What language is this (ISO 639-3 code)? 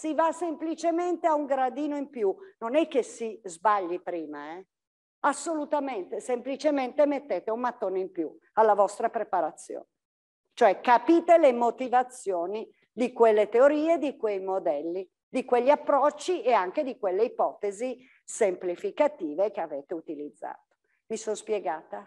ita